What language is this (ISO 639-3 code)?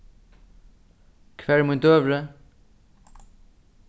fao